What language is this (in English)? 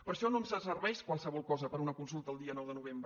Catalan